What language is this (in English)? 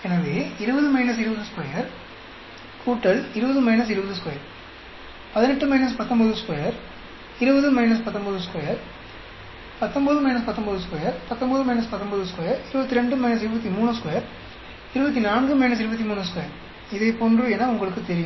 Tamil